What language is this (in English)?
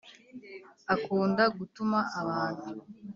Kinyarwanda